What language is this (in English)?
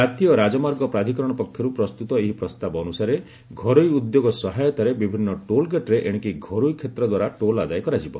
Odia